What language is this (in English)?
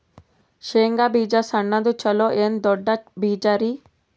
Kannada